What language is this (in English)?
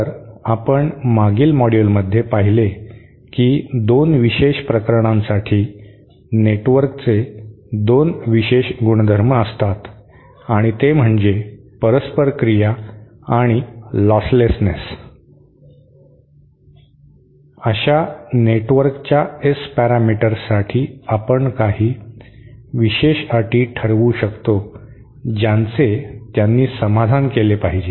Marathi